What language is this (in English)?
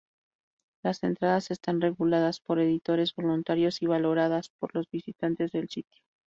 Spanish